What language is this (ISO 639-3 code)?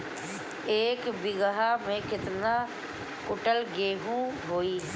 bho